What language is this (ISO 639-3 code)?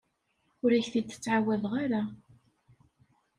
kab